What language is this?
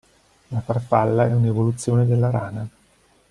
Italian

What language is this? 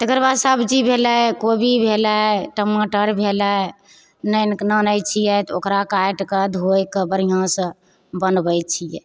Maithili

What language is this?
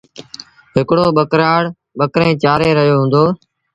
Sindhi Bhil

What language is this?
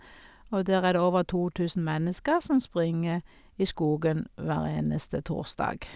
Norwegian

